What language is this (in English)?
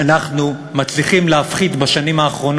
Hebrew